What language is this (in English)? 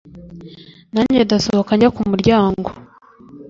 Kinyarwanda